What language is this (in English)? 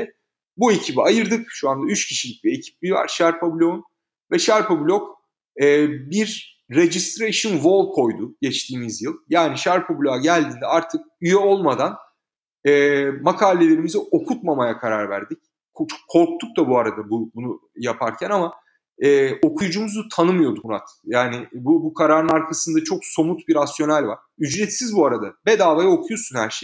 Turkish